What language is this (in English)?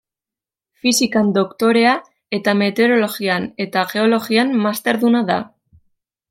Basque